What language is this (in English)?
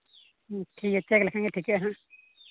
Santali